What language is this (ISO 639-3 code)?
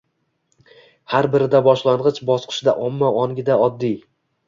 uzb